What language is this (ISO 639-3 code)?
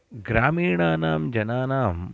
san